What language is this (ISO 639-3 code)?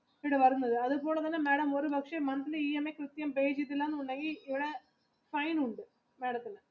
mal